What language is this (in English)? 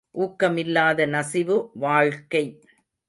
Tamil